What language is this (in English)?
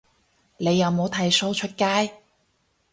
Cantonese